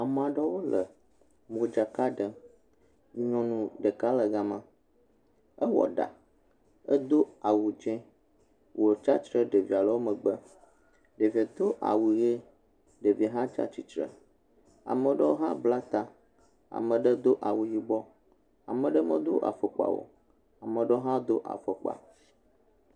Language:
Ewe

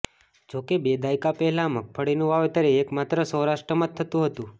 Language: Gujarati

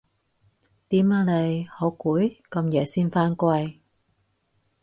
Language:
Cantonese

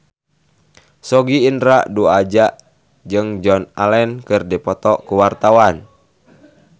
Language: Sundanese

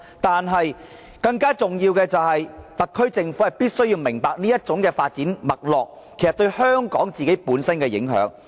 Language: Cantonese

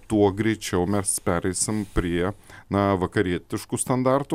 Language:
Lithuanian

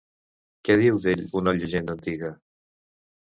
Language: Catalan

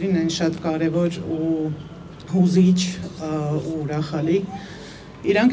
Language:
Turkish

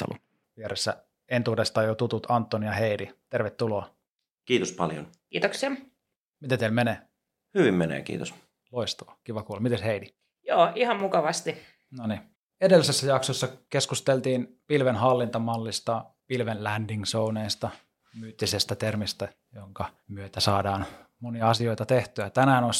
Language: Finnish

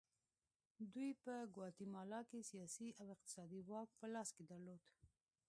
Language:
Pashto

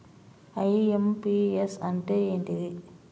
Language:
Telugu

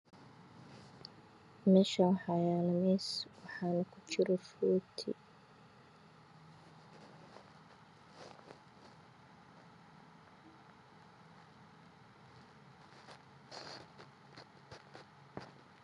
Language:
Somali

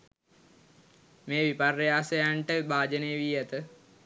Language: Sinhala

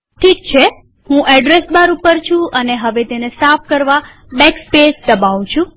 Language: Gujarati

